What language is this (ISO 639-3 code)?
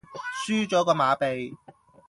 yue